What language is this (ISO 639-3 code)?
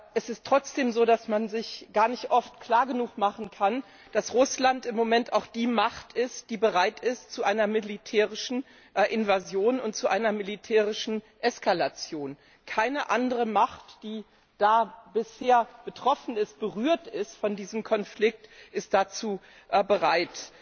deu